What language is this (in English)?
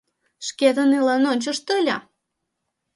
Mari